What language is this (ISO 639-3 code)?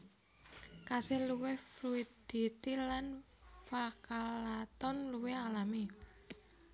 jav